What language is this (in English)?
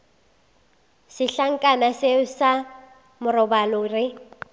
Northern Sotho